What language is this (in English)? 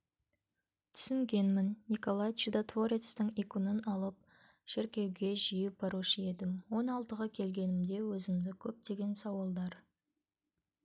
Kazakh